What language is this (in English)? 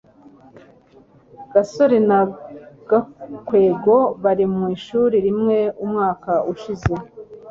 Kinyarwanda